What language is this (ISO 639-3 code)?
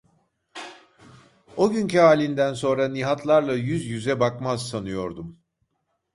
tur